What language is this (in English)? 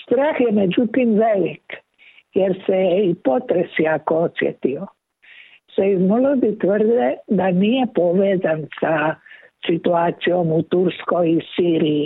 Croatian